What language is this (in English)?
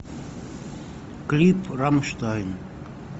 Russian